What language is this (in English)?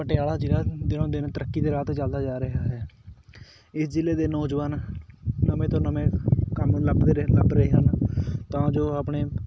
Punjabi